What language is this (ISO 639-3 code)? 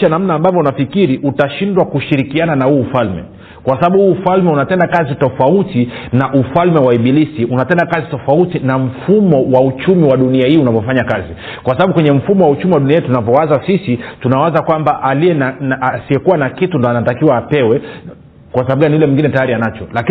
swa